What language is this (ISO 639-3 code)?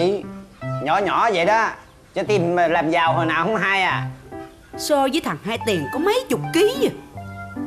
vie